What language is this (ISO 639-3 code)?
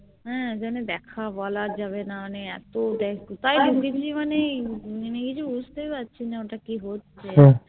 ben